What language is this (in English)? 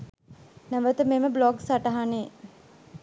Sinhala